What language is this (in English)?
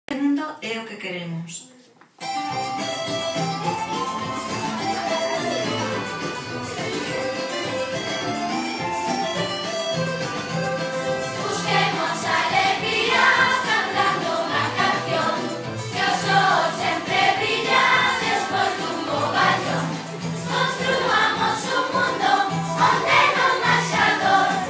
Spanish